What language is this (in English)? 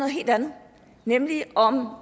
Danish